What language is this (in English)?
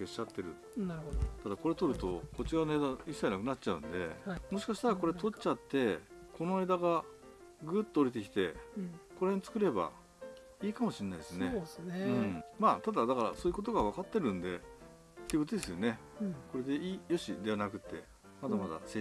Japanese